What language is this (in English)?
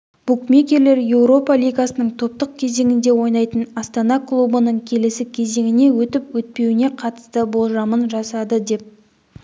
Kazakh